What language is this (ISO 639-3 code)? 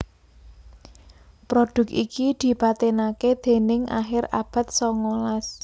jav